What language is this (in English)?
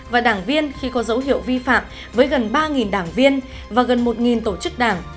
Vietnamese